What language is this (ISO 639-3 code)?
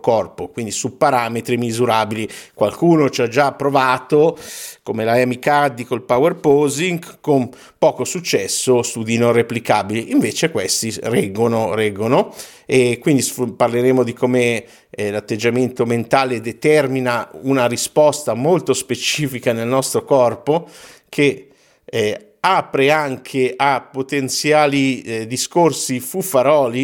ita